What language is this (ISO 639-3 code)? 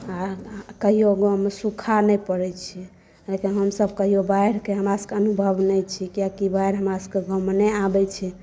mai